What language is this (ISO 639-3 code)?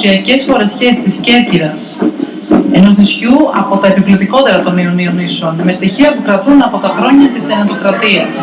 ell